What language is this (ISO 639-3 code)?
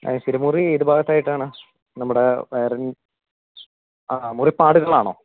mal